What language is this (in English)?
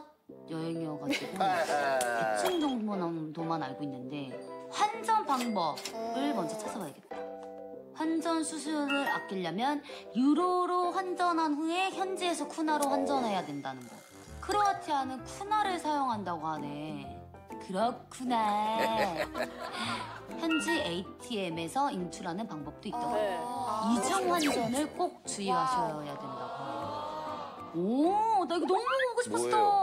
Korean